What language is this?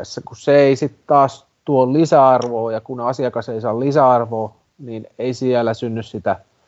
Finnish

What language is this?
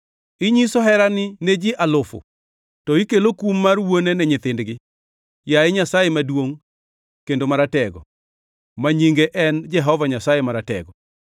Luo (Kenya and Tanzania)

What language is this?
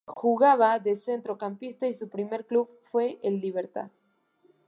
Spanish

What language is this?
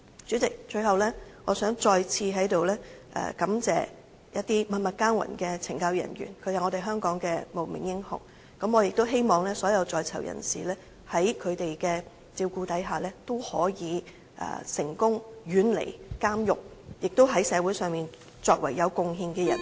Cantonese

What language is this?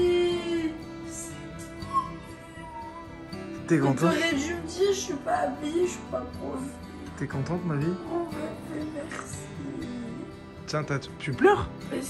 French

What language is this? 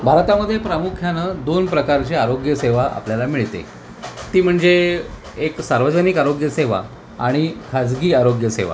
Marathi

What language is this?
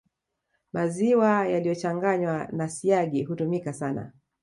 Swahili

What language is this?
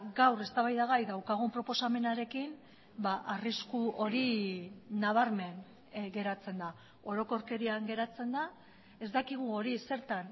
Basque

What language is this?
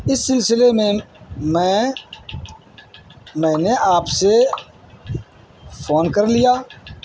Urdu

